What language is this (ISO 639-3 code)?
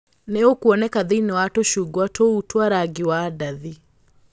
kik